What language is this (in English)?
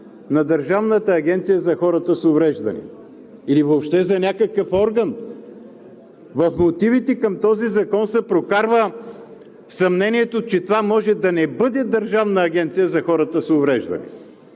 Bulgarian